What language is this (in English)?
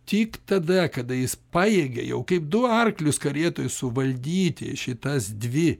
Lithuanian